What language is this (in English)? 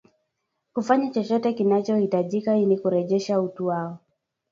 Swahili